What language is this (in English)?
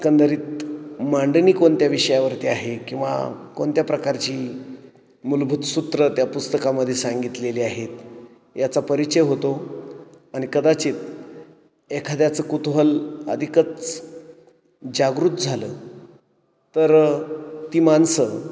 Marathi